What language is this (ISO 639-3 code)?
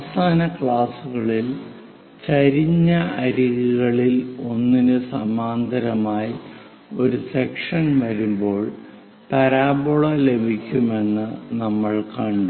mal